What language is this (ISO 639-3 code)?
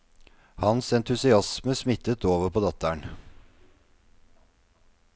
nor